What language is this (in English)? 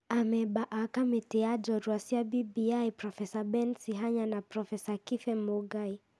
Kikuyu